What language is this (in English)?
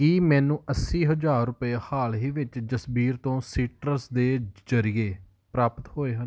Punjabi